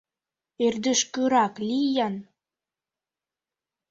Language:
Mari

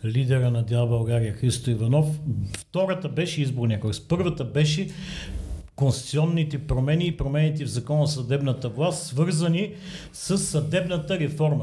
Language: Bulgarian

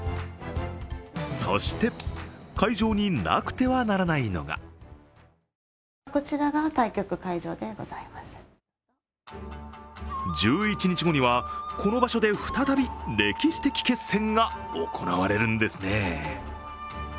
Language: Japanese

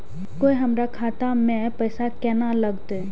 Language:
Maithili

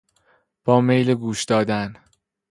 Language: Persian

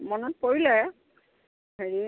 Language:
Assamese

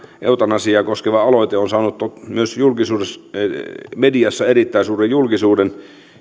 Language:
Finnish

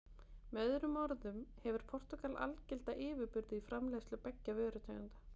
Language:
Icelandic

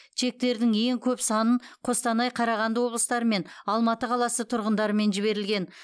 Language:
Kazakh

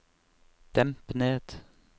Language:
Norwegian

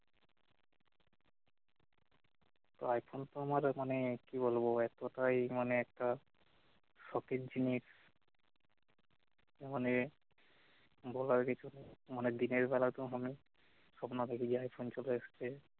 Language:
Bangla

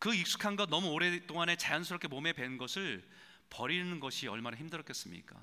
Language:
Korean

